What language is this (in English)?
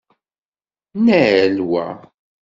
Kabyle